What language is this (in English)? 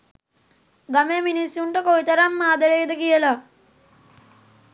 Sinhala